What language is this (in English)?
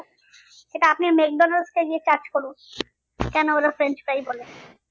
Bangla